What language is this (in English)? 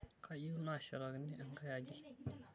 Masai